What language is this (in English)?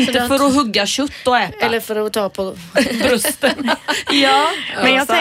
Swedish